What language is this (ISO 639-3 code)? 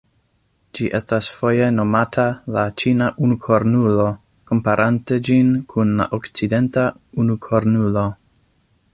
epo